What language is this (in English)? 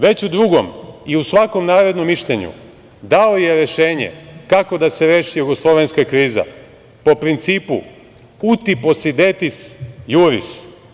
Serbian